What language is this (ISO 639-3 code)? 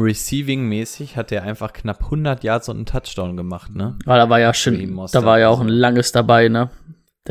deu